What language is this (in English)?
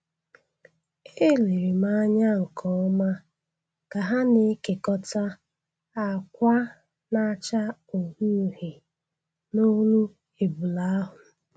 Igbo